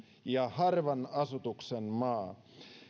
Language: Finnish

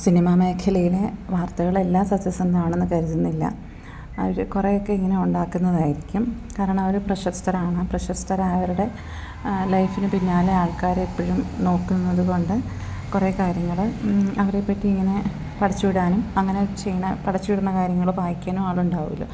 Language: Malayalam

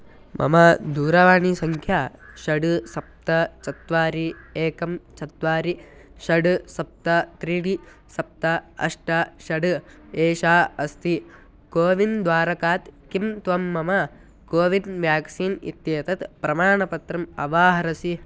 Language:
Sanskrit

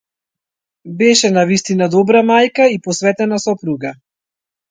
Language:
Macedonian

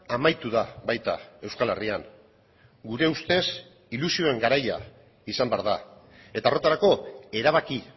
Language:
Basque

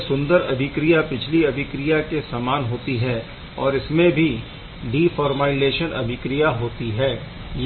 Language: Hindi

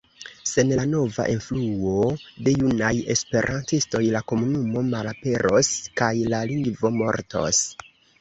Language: Esperanto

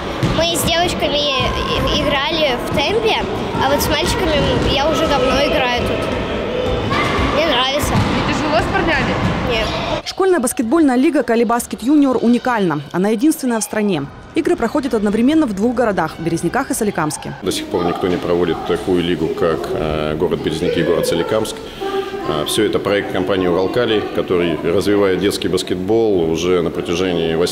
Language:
Russian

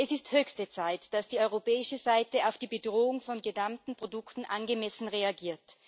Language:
German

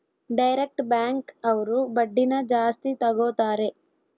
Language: Kannada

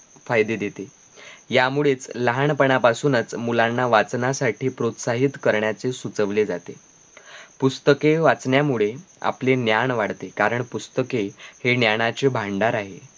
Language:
Marathi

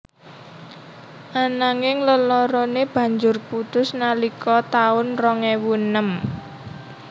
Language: Javanese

